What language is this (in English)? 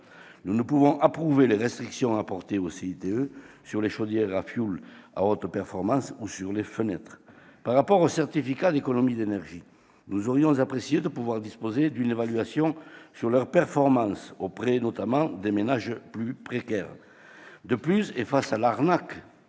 French